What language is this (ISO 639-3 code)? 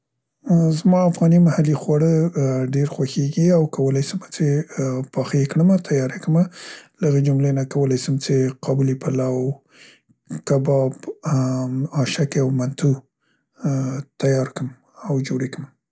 pst